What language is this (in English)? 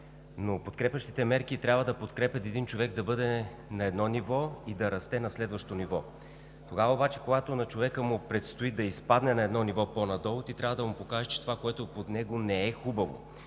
Bulgarian